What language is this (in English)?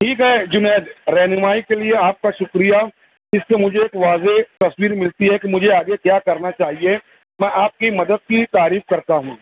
Urdu